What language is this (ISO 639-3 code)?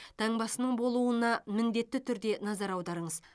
kaz